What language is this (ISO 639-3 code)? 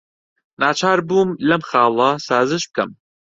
ckb